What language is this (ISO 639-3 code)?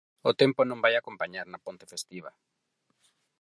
glg